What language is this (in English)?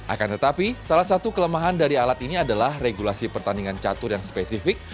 Indonesian